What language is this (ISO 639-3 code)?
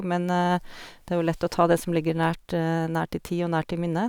nor